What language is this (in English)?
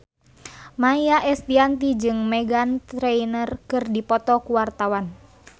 Sundanese